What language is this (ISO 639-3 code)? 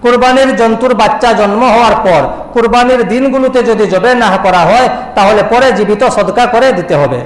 ind